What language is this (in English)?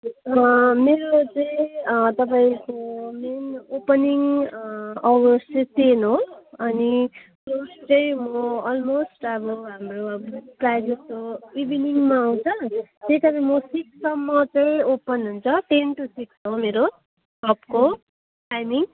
Nepali